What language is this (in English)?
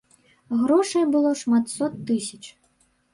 Belarusian